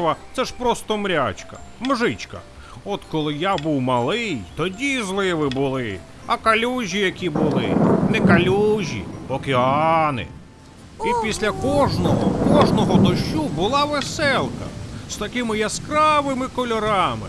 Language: Ukrainian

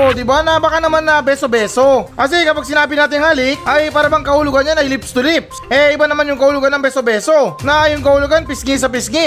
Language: Filipino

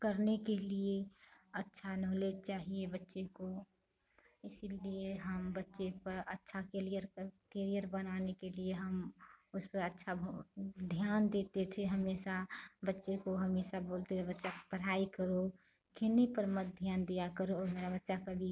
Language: Hindi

